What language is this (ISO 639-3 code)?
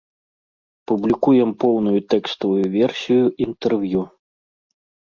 bel